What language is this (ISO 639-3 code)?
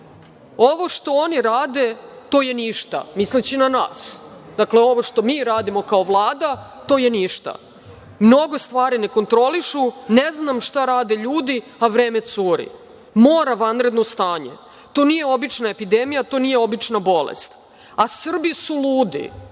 srp